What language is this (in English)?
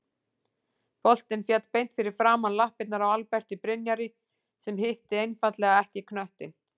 Icelandic